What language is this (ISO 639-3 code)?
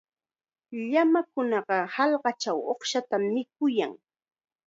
qxa